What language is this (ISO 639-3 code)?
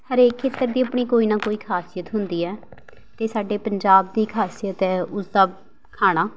pan